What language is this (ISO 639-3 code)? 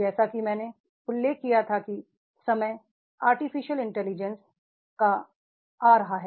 hin